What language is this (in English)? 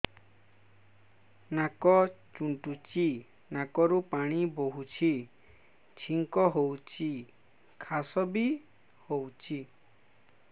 Odia